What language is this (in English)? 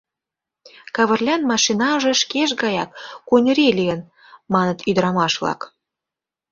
Mari